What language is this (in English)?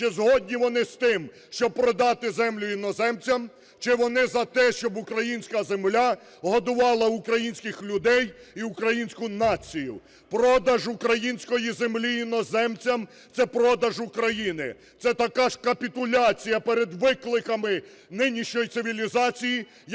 Ukrainian